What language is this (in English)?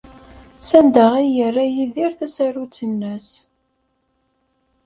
Kabyle